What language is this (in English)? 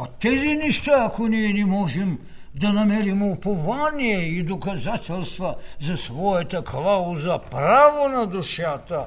Bulgarian